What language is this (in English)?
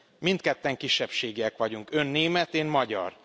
Hungarian